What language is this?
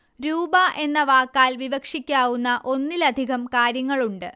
Malayalam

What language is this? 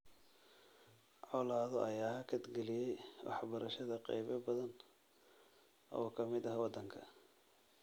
Somali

